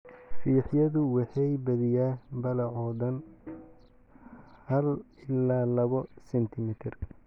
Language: Somali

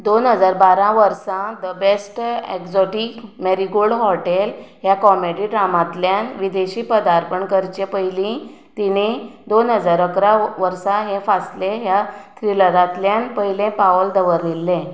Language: Konkani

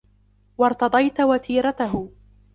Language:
Arabic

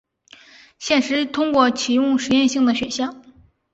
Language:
Chinese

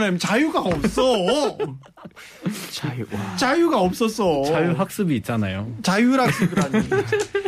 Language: Korean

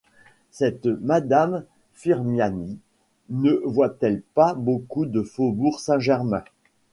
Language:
French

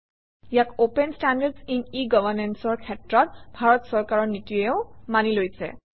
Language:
Assamese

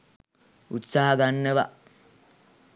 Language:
Sinhala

